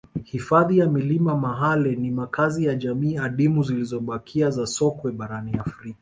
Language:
Swahili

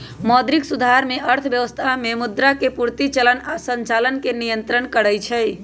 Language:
Magahi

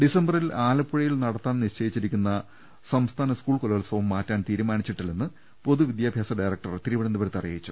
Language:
Malayalam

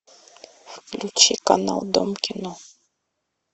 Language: Russian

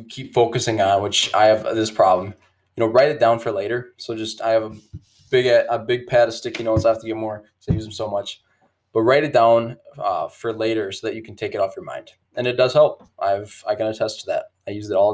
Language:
English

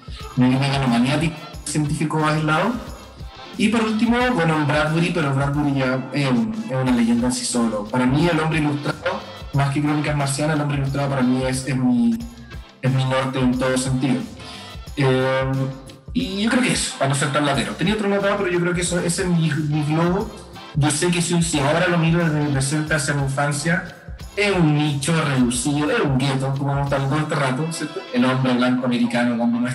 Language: Spanish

